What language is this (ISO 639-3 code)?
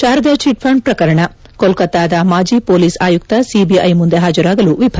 kan